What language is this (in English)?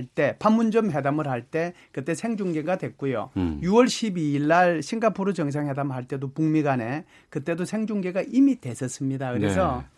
Korean